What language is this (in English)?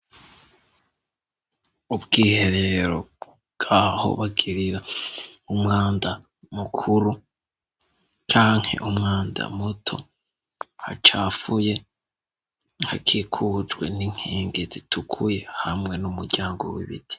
Rundi